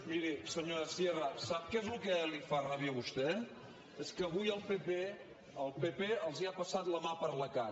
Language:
Catalan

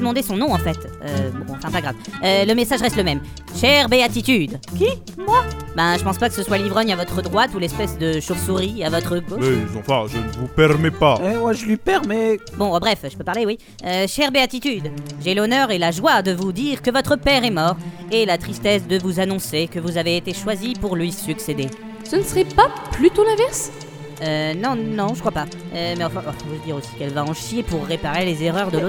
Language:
French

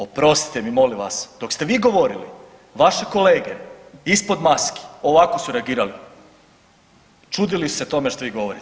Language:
Croatian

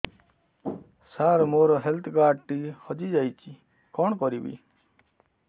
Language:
Odia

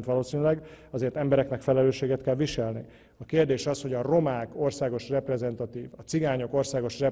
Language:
Hungarian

